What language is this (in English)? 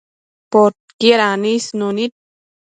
Matsés